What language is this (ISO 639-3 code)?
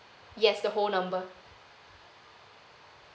eng